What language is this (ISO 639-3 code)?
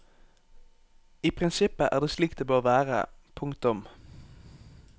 nor